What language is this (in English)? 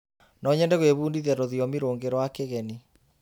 Kikuyu